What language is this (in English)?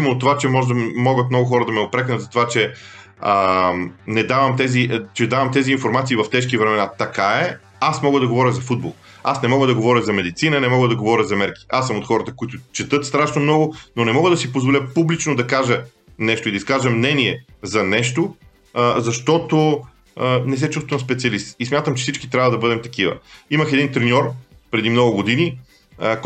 Bulgarian